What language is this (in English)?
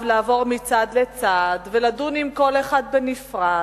Hebrew